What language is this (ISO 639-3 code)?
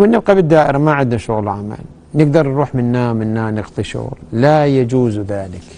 ara